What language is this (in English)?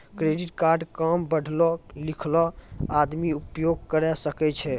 Maithili